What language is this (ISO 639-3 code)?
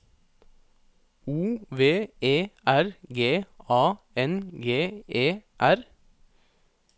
nor